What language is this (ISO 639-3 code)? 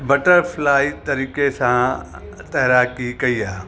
snd